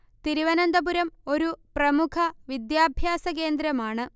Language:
Malayalam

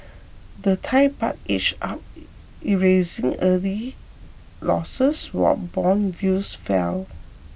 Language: English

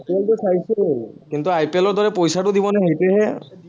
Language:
Assamese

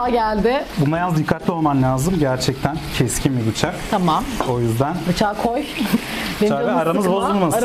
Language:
Turkish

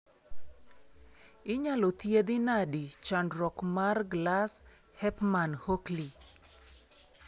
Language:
Luo (Kenya and Tanzania)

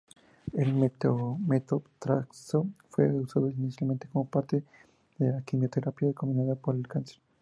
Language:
Spanish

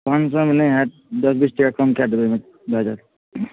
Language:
Maithili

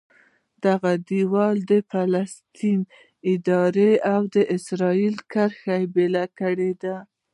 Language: Pashto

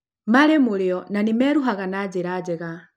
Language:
Kikuyu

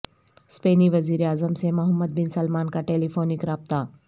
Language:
Urdu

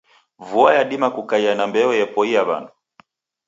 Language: Taita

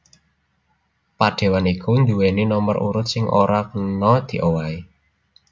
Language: Javanese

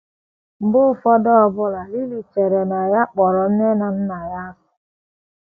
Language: Igbo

